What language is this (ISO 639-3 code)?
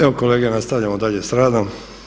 hrv